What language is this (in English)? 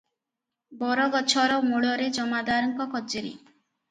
Odia